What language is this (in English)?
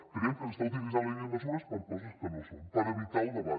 Catalan